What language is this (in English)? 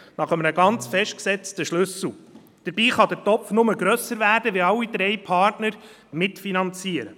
Swiss German